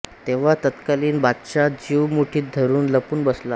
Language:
Marathi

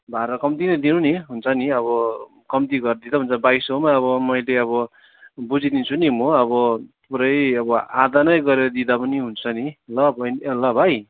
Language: Nepali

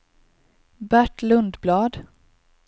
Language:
Swedish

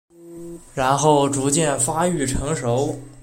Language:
Chinese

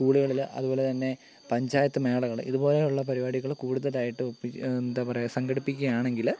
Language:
Malayalam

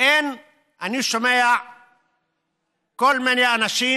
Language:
Hebrew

